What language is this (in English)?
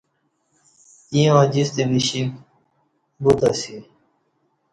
Kati